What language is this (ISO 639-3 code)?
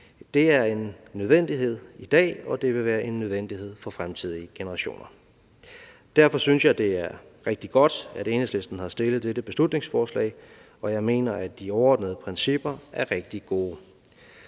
dan